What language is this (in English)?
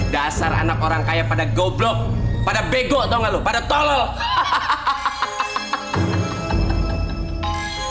Indonesian